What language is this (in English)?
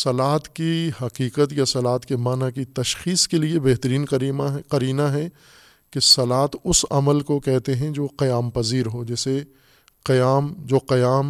Urdu